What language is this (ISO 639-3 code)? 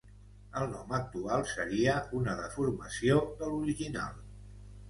cat